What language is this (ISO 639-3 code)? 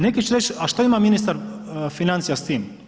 hrv